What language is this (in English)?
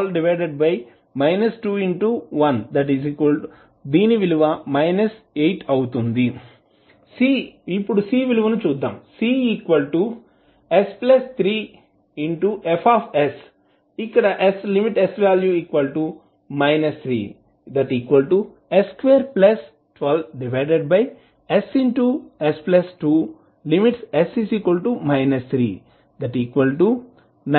Telugu